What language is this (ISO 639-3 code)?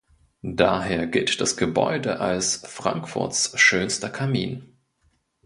deu